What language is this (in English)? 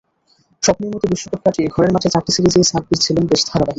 Bangla